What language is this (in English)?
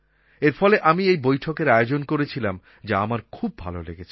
Bangla